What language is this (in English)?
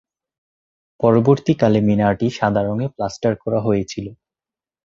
Bangla